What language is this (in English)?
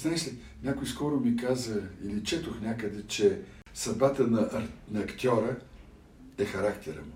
Bulgarian